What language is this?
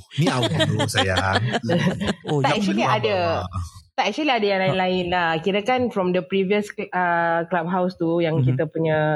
Malay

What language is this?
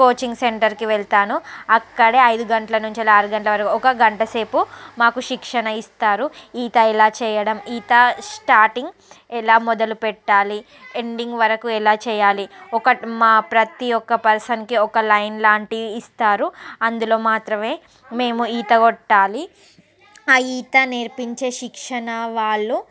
Telugu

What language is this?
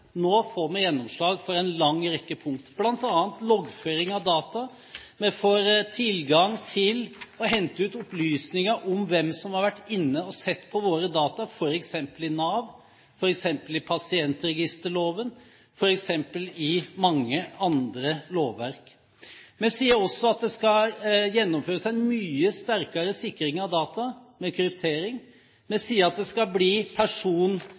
Norwegian Bokmål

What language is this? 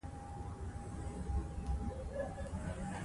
Pashto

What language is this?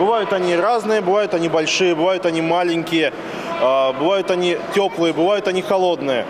Russian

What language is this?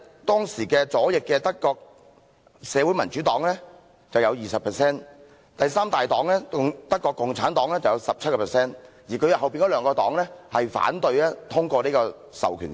Cantonese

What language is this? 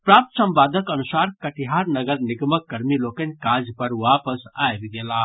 Maithili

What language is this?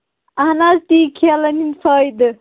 Kashmiri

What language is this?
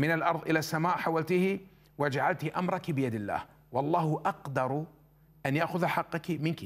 Arabic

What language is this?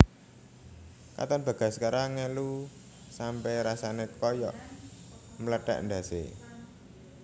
Javanese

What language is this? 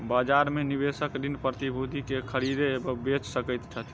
Maithili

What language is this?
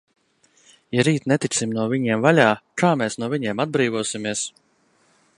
Latvian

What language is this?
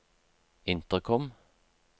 Norwegian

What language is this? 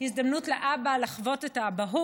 Hebrew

